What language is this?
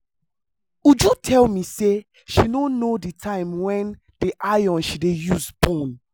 Nigerian Pidgin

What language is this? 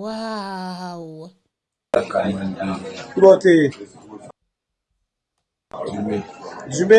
French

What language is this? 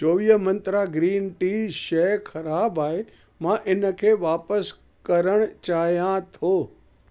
Sindhi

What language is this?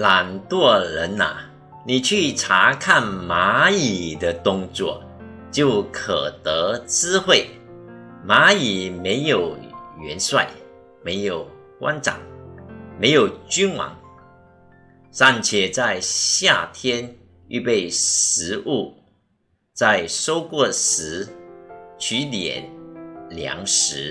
Chinese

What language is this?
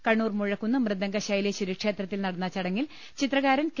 Malayalam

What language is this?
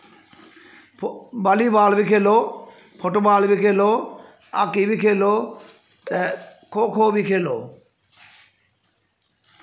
Dogri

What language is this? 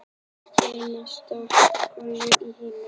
Icelandic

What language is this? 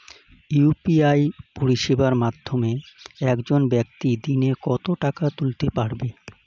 Bangla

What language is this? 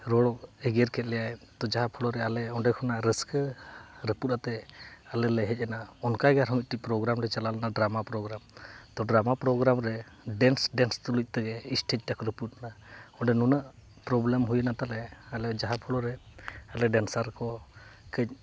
Santali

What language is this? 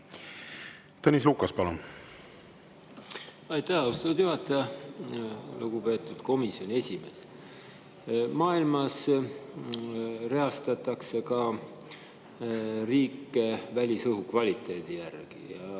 Estonian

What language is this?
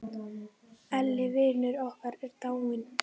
Icelandic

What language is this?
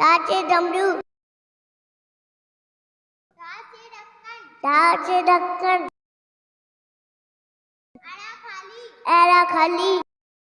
Hindi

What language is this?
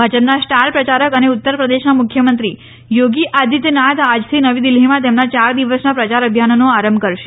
Gujarati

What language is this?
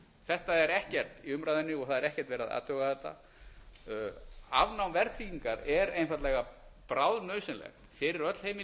Icelandic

